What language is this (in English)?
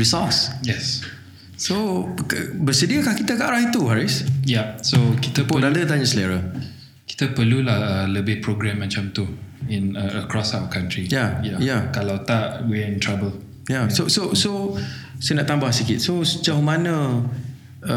Malay